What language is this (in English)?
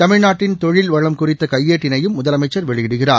Tamil